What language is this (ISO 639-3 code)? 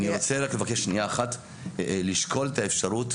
heb